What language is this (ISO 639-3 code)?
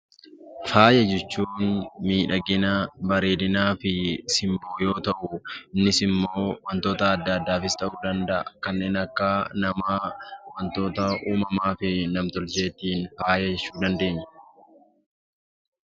orm